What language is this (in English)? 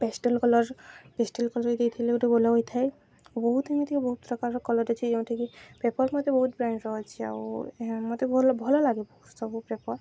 Odia